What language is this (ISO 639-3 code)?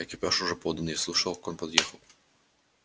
rus